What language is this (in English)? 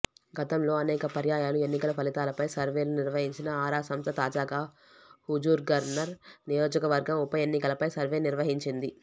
Telugu